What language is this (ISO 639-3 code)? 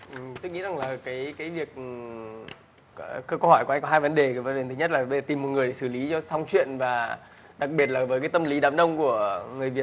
vie